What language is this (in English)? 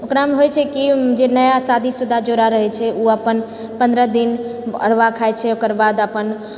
Maithili